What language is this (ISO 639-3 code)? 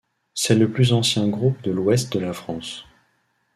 fra